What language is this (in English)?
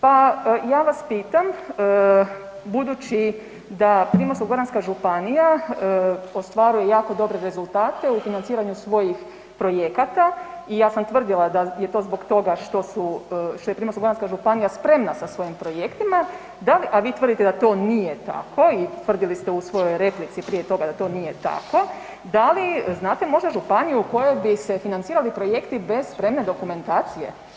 Croatian